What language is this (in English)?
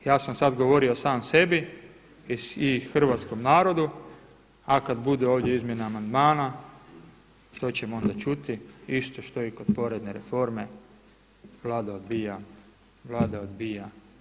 Croatian